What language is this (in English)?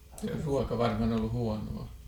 Finnish